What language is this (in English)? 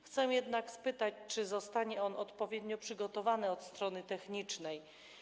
Polish